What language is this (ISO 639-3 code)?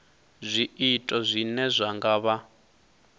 ven